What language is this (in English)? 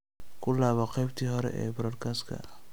Somali